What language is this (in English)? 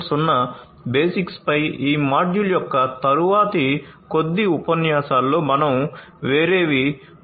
Telugu